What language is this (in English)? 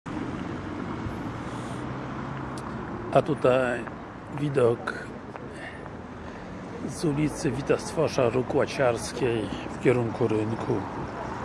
Polish